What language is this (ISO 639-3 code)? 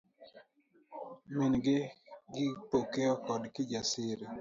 luo